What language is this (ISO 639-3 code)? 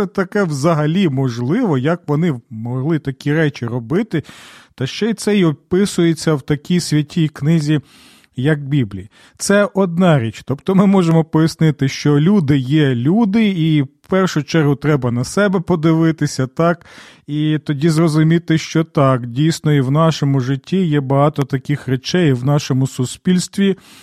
ukr